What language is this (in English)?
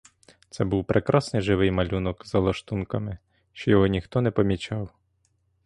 Ukrainian